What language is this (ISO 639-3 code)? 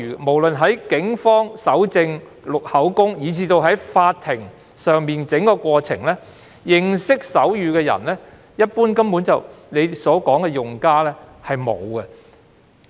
yue